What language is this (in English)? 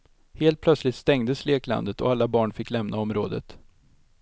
Swedish